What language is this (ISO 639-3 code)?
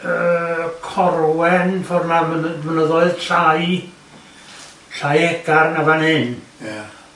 cym